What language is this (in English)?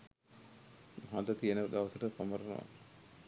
Sinhala